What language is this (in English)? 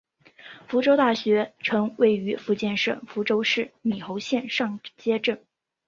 Chinese